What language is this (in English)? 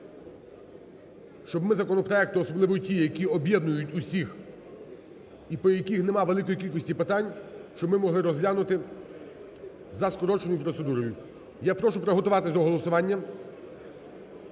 Ukrainian